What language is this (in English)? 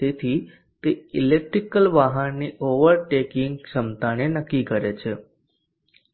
Gujarati